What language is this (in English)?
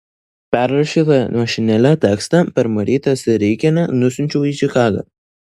Lithuanian